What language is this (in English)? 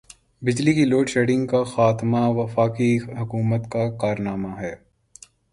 Urdu